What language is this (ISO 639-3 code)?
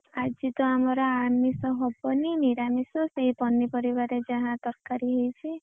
ori